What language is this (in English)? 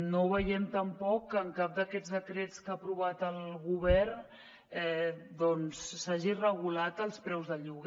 Catalan